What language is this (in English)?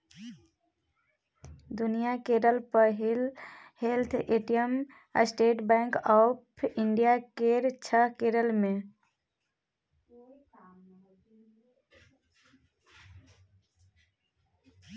Maithili